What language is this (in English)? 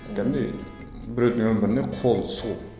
Kazakh